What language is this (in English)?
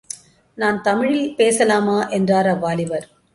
Tamil